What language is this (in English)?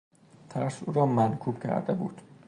Persian